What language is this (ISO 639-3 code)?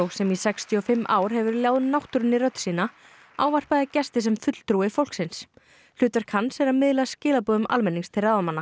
isl